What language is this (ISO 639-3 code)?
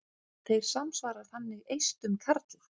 isl